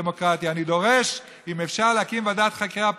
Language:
Hebrew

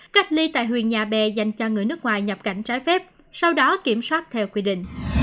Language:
Vietnamese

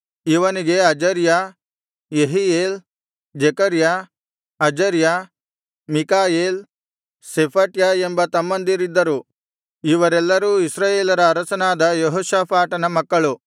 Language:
Kannada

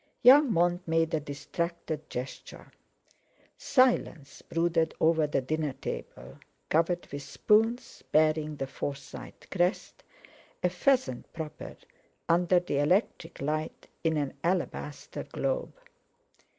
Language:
English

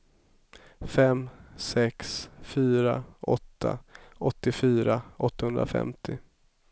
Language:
Swedish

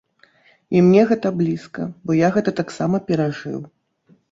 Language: Belarusian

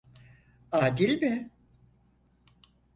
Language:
Turkish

